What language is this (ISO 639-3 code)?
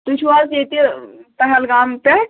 kas